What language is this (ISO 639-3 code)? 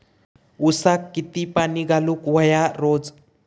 mar